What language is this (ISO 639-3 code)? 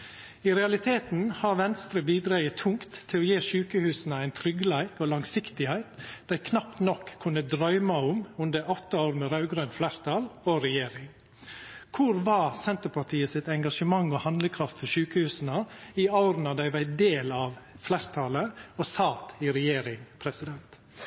nno